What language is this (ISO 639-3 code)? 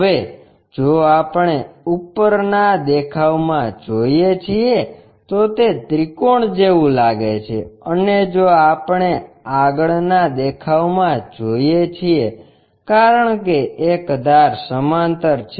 guj